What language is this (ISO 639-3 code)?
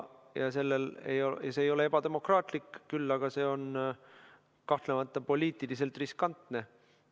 est